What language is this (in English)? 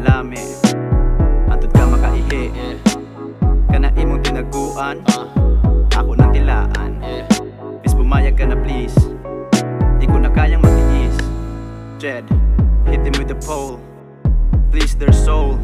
Indonesian